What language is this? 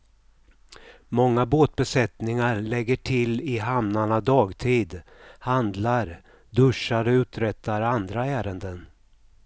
Swedish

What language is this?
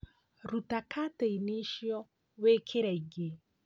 Kikuyu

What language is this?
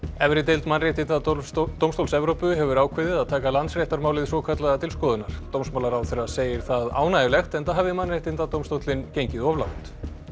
Icelandic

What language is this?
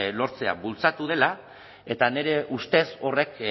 Basque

